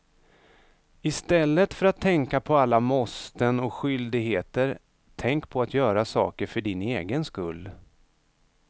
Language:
Swedish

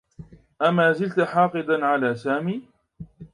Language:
Arabic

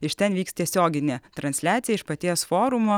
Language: Lithuanian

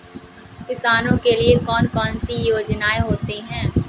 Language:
Hindi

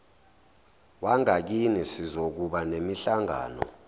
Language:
Zulu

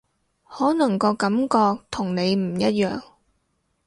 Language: Cantonese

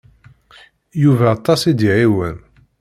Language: Kabyle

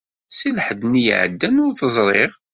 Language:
Kabyle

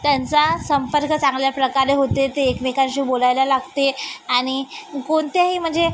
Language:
Marathi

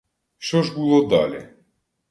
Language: Ukrainian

